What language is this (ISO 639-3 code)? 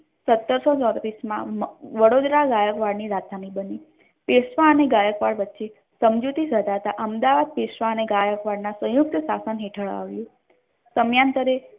guj